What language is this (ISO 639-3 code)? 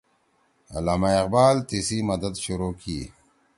trw